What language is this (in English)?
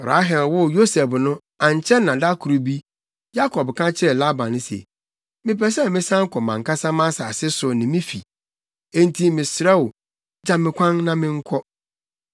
Akan